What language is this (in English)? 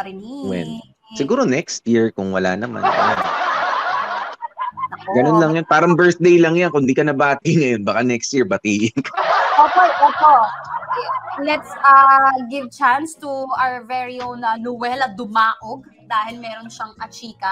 Filipino